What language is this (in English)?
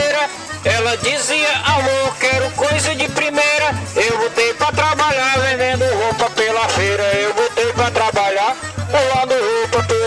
Portuguese